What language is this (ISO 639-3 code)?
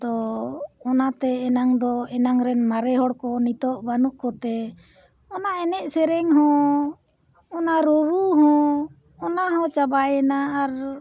sat